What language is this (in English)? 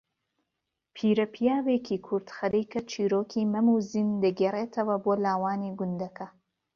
Central Kurdish